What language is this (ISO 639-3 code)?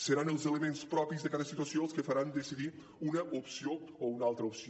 cat